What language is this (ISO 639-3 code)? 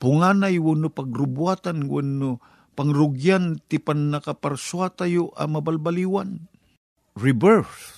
fil